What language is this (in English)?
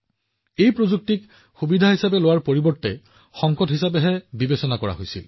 Assamese